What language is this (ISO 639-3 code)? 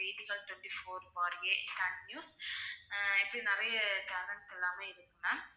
tam